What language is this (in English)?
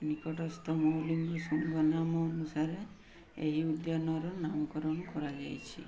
Odia